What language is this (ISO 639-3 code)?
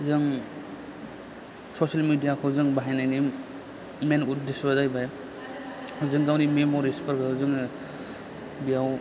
brx